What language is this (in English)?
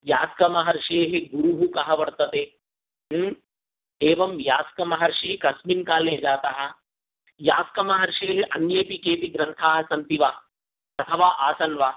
Sanskrit